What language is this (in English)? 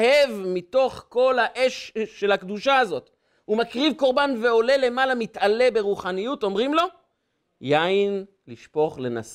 Hebrew